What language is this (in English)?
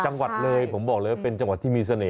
Thai